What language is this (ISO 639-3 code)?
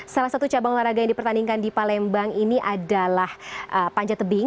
ind